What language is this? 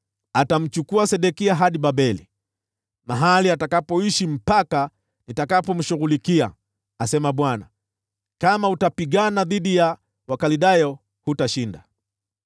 Swahili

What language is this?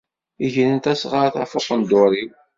Kabyle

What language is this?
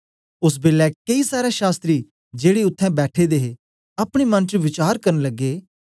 Dogri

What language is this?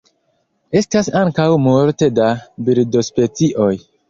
Esperanto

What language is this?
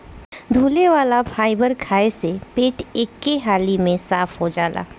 Bhojpuri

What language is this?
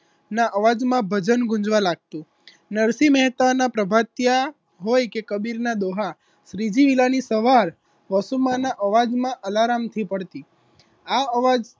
Gujarati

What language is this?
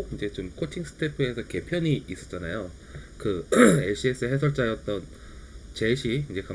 Korean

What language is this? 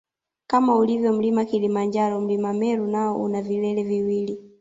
Swahili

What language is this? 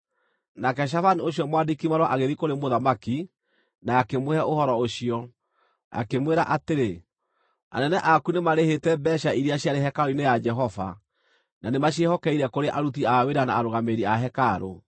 Kikuyu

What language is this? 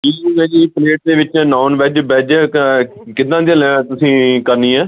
Punjabi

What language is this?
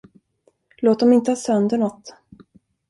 Swedish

